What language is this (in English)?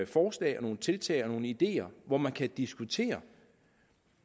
Danish